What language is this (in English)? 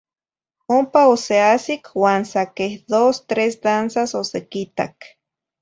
Zacatlán-Ahuacatlán-Tepetzintla Nahuatl